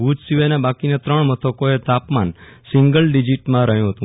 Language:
Gujarati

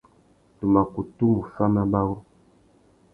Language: Tuki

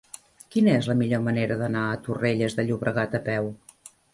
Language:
Catalan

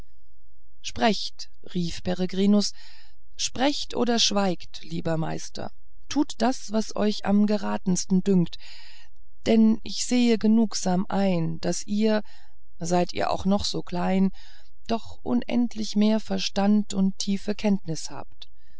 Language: German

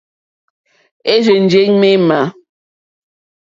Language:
Mokpwe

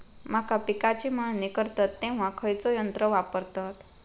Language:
Marathi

